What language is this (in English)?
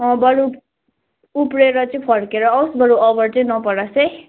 Nepali